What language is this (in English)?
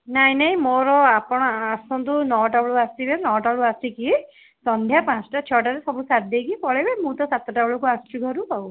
Odia